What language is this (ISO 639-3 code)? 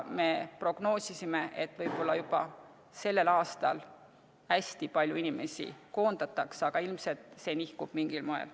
est